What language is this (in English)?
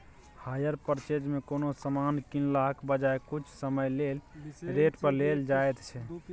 Maithili